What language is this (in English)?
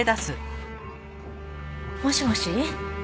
Japanese